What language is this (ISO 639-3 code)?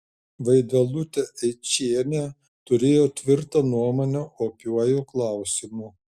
lit